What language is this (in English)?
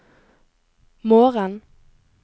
Norwegian